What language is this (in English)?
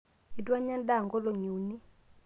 Masai